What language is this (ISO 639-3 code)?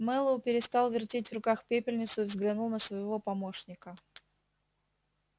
rus